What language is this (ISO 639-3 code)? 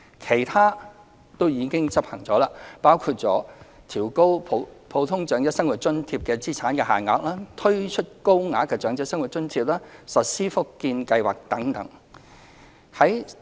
yue